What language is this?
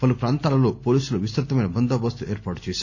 Telugu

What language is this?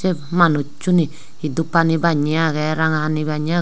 Chakma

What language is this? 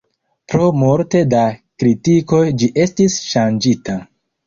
Esperanto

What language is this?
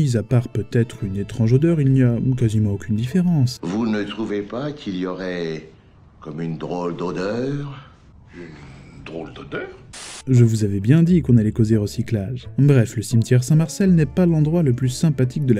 French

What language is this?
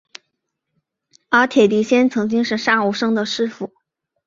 Chinese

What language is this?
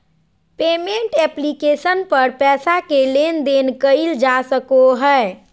Magahi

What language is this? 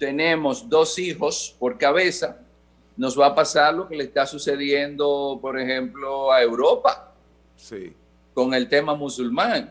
Spanish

